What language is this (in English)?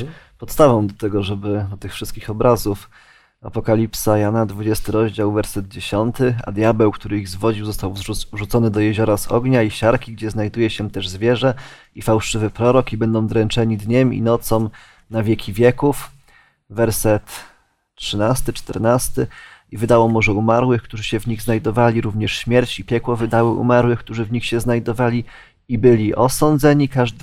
Polish